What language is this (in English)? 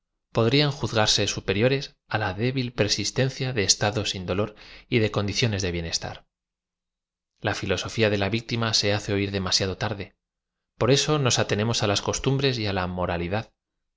Spanish